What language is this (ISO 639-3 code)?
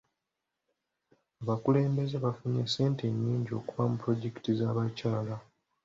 lug